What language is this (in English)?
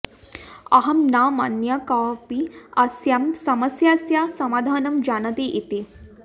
Sanskrit